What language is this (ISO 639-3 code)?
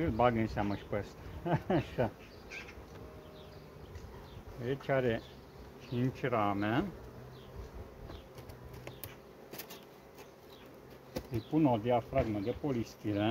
ron